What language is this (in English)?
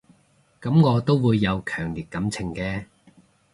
Cantonese